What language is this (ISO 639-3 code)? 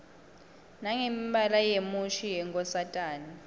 ssw